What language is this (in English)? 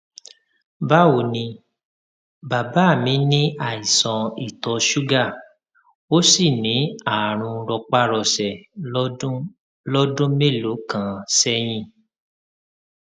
Yoruba